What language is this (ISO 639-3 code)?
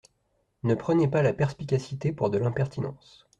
fra